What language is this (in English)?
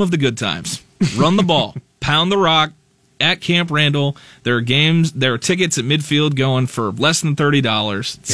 English